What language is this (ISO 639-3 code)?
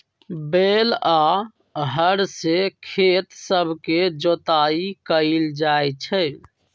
mag